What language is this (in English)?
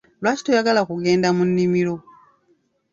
Ganda